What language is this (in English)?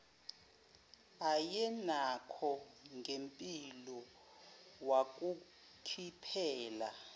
Zulu